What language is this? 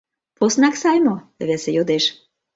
Mari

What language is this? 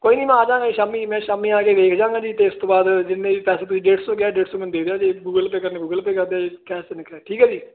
Punjabi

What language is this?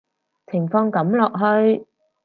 Cantonese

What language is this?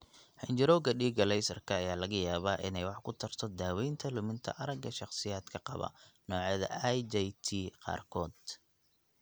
Somali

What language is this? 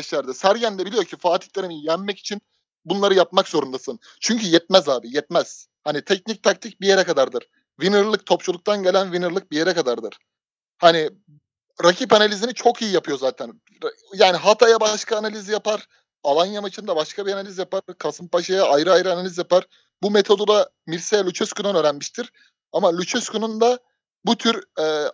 Turkish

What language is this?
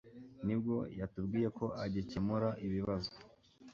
Kinyarwanda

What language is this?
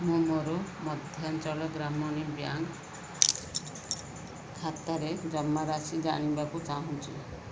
Odia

